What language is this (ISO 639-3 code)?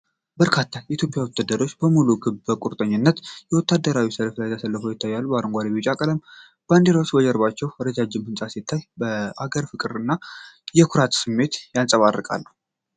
amh